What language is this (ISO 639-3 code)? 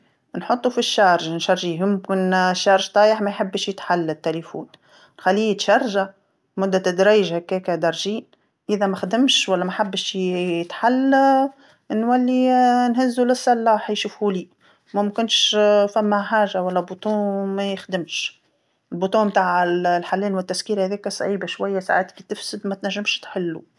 aeb